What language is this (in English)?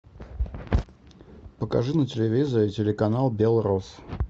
Russian